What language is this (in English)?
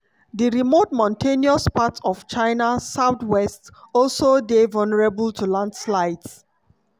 Nigerian Pidgin